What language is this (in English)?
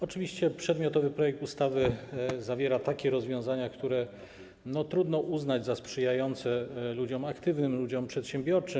Polish